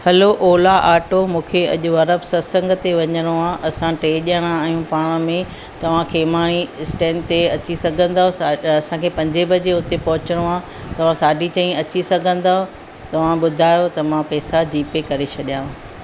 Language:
Sindhi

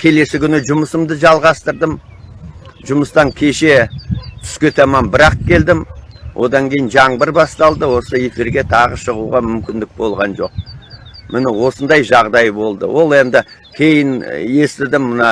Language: Turkish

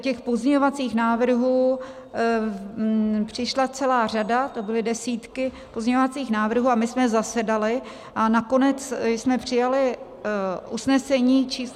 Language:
Czech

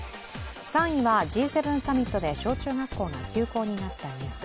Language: Japanese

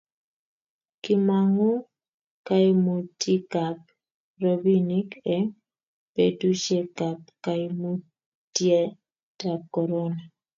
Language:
Kalenjin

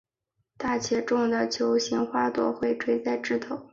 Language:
Chinese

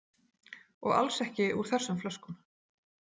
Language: Icelandic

